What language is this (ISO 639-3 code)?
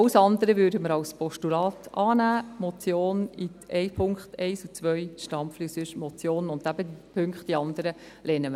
gsw